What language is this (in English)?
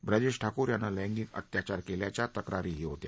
Marathi